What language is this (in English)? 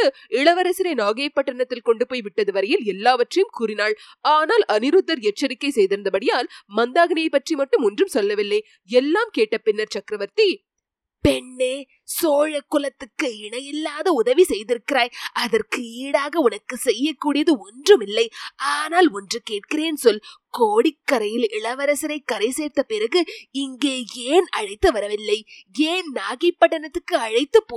Tamil